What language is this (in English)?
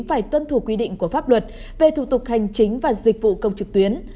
Vietnamese